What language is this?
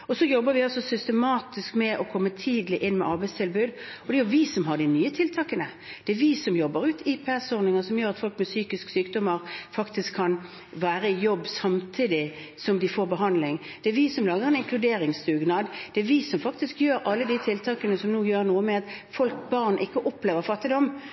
Norwegian Bokmål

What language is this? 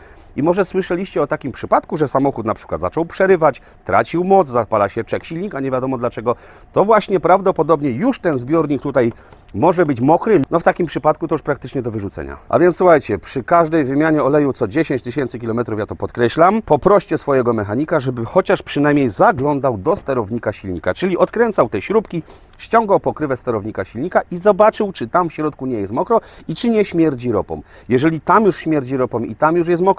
Polish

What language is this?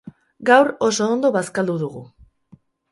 Basque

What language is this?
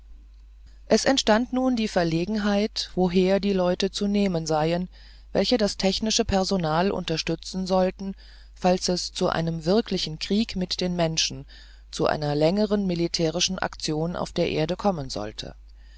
German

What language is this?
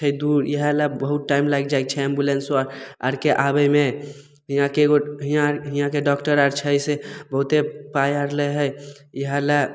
Maithili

